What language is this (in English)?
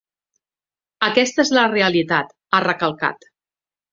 Catalan